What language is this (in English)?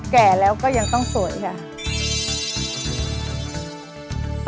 Thai